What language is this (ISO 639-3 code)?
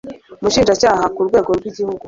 kin